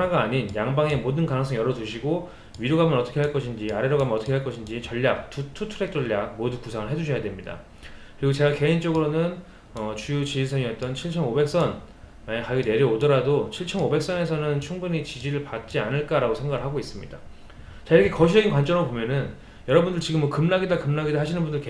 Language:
Korean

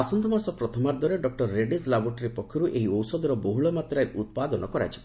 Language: Odia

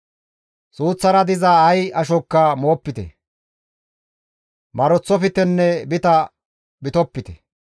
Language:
Gamo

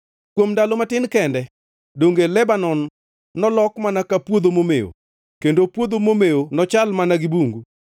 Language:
Luo (Kenya and Tanzania)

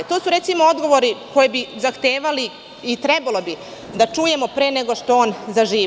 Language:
Serbian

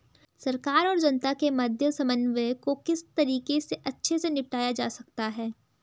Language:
Hindi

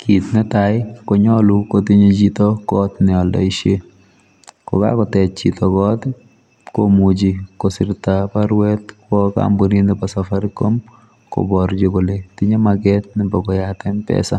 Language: Kalenjin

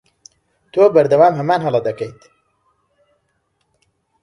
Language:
Central Kurdish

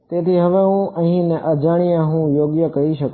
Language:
Gujarati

